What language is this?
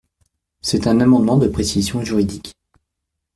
French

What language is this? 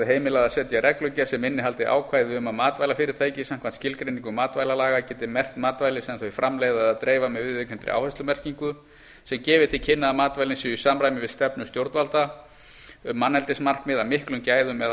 Icelandic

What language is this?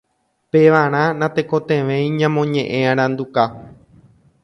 Guarani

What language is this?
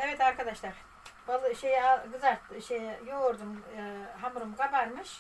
Turkish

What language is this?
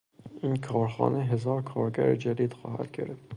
Persian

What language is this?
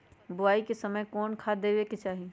Magahi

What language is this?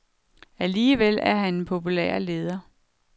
Danish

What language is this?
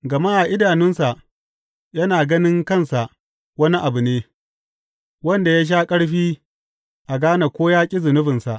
Hausa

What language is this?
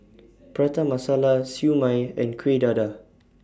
English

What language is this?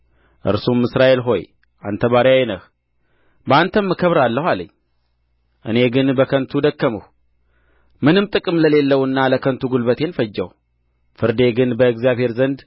Amharic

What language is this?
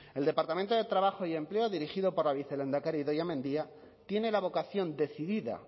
Spanish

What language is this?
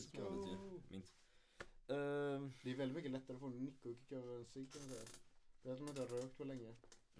Swedish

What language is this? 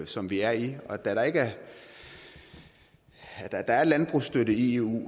Danish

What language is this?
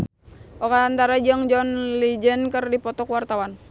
Sundanese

